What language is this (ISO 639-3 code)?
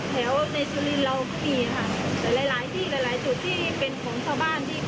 tha